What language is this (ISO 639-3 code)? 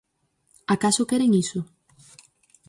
glg